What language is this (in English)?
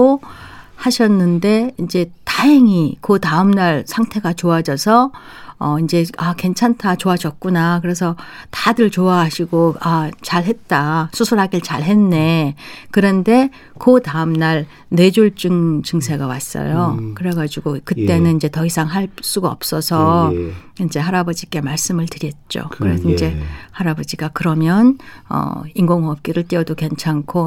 Korean